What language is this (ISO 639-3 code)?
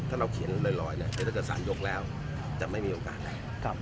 tha